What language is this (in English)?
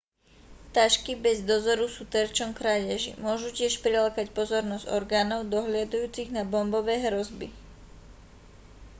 Slovak